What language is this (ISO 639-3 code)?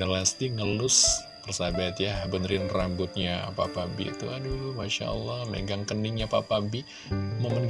ind